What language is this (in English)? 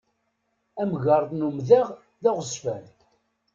Kabyle